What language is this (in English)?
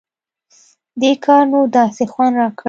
Pashto